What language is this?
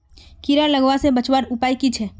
Magahi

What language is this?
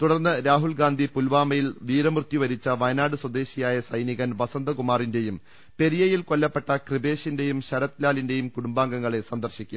Malayalam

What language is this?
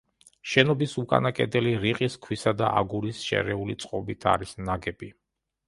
Georgian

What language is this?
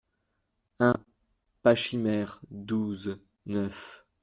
French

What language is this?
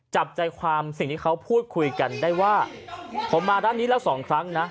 Thai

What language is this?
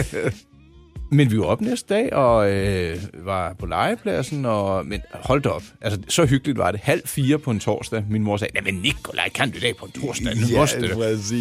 Danish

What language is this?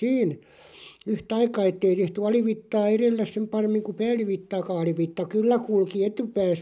Finnish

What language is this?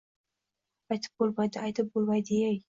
Uzbek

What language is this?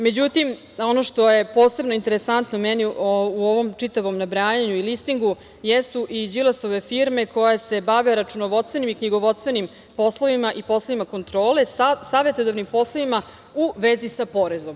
Serbian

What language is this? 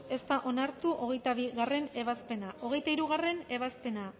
Basque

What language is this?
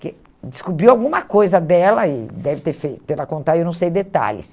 Portuguese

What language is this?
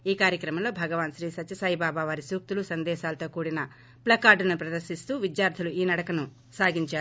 Telugu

